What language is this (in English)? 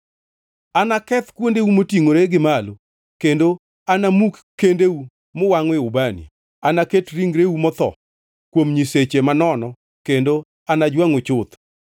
Luo (Kenya and Tanzania)